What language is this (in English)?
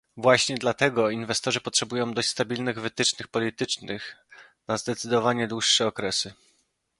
Polish